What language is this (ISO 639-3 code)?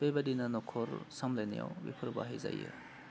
brx